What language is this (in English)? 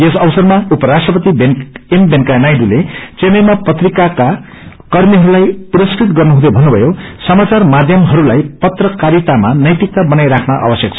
Nepali